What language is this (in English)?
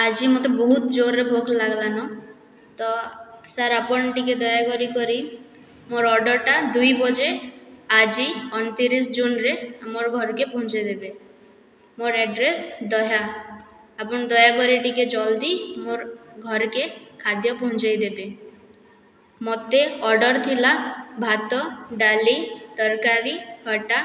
Odia